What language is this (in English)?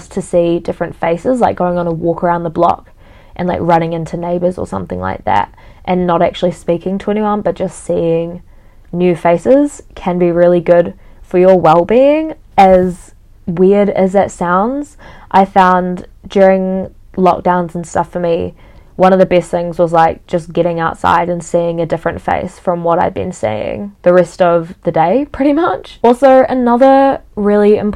English